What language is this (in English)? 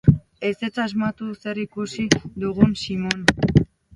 Basque